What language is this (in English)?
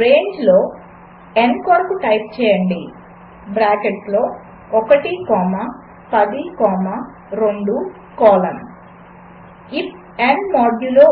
Telugu